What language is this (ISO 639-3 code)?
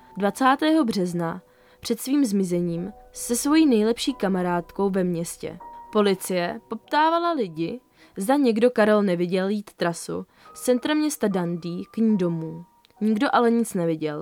ces